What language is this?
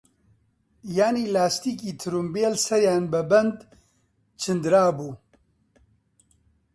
Central Kurdish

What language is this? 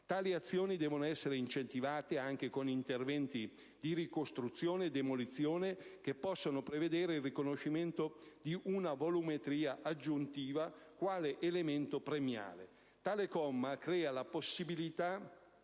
Italian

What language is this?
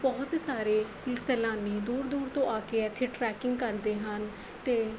Punjabi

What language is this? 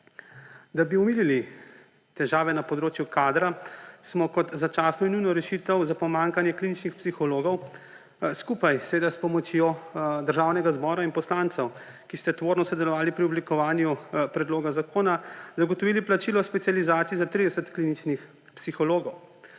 Slovenian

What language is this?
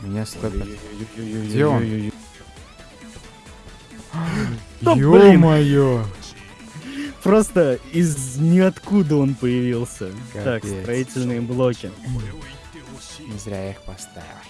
Russian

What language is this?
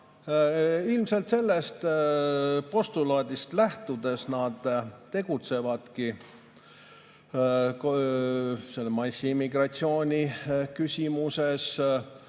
Estonian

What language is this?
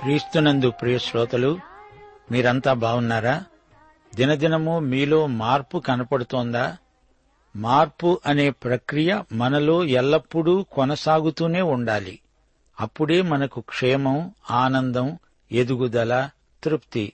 Telugu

